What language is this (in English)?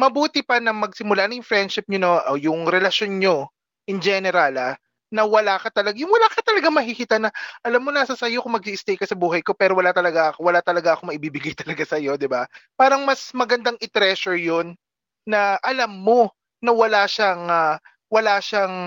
Filipino